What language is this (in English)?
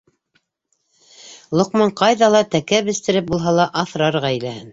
Bashkir